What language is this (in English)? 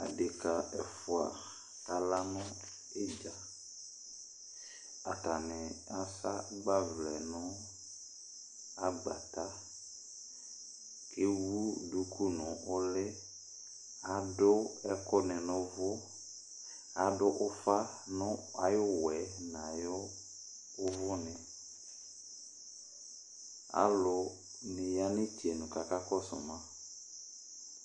Ikposo